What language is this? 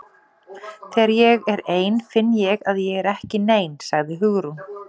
Icelandic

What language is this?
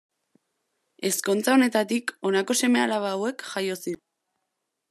Basque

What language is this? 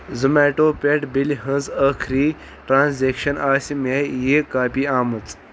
Kashmiri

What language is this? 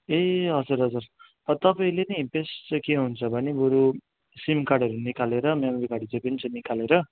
Nepali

